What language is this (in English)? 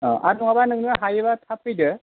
Bodo